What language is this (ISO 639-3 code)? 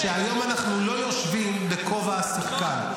heb